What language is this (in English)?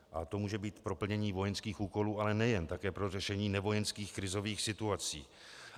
Czech